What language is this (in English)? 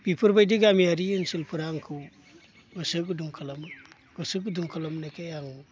Bodo